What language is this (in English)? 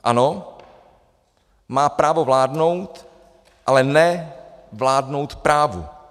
Czech